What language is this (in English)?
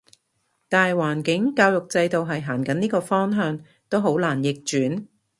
Cantonese